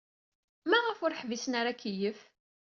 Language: Kabyle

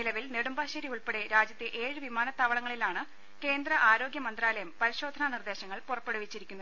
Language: Malayalam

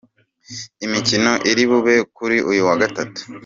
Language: Kinyarwanda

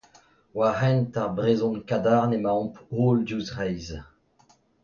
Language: Breton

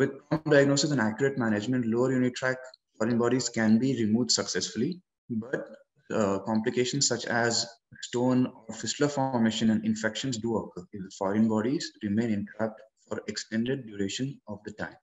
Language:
English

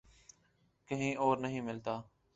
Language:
Urdu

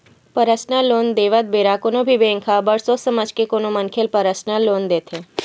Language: Chhattisgarhi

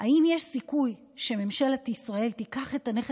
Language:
Hebrew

